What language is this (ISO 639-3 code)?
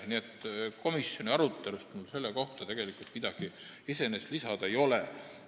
est